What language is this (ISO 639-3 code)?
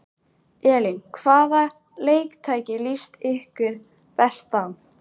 isl